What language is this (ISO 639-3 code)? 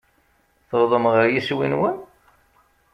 kab